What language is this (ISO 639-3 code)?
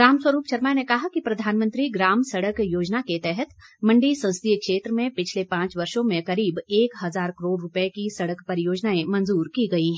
hin